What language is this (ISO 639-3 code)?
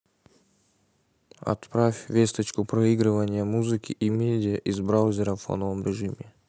rus